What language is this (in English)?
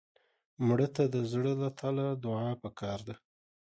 Pashto